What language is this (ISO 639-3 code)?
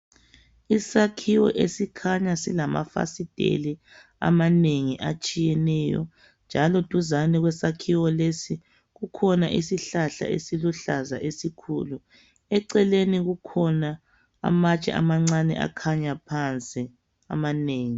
nde